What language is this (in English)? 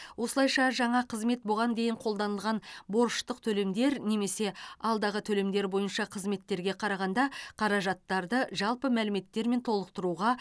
Kazakh